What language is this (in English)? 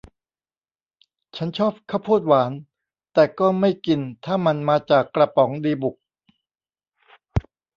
Thai